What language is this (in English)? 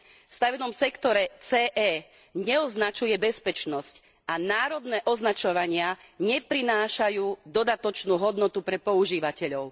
Slovak